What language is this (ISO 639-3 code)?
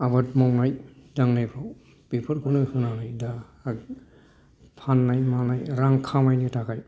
brx